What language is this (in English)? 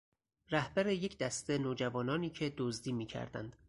Persian